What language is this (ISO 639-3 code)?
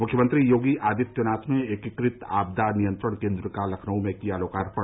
hin